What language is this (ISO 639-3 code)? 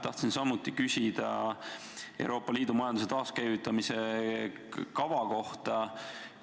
est